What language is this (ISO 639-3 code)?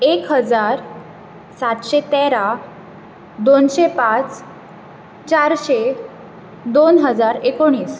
kok